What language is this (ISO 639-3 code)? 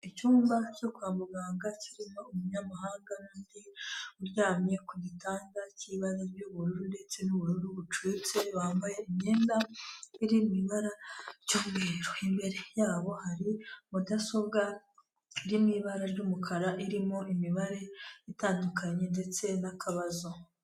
kin